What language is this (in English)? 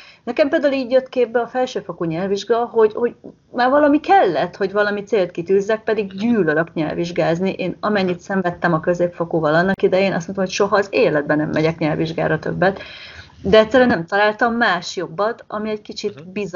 Hungarian